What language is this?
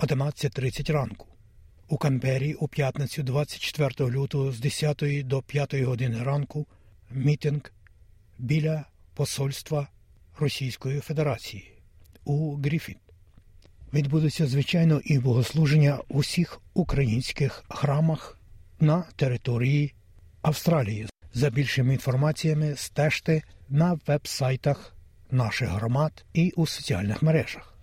Ukrainian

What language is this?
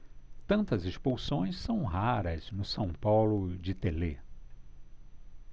Portuguese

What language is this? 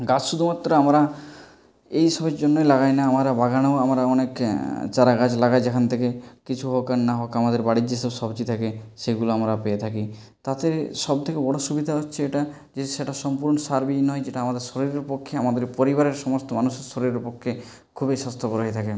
Bangla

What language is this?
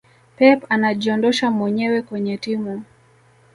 Swahili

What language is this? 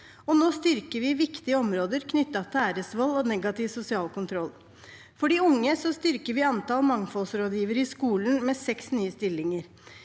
Norwegian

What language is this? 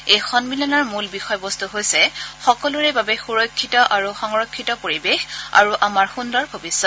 Assamese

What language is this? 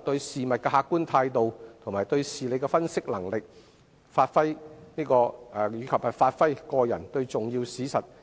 Cantonese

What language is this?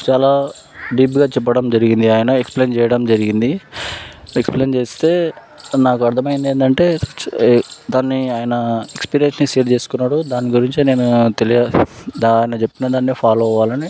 Telugu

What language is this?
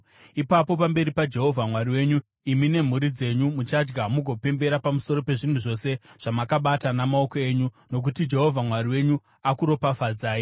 Shona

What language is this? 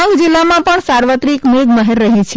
Gujarati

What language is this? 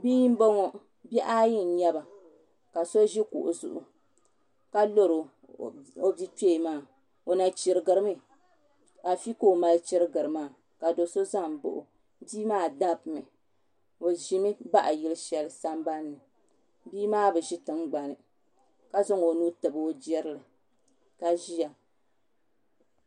Dagbani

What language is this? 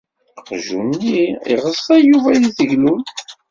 Kabyle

